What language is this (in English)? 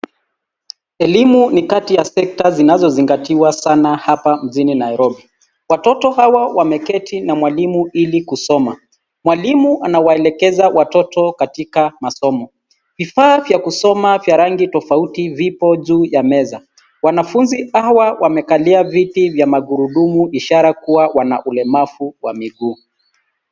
Swahili